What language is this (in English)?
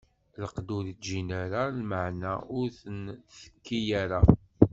Kabyle